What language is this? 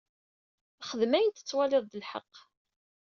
Kabyle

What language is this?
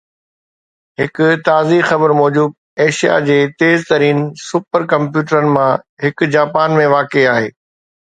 Sindhi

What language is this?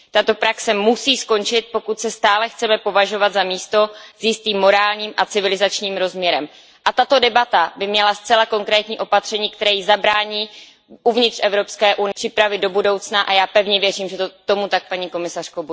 Czech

